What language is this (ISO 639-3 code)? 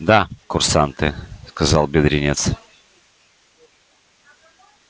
rus